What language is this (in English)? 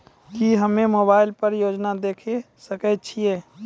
Maithili